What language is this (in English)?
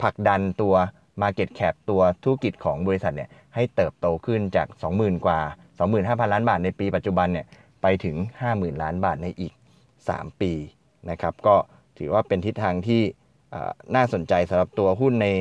Thai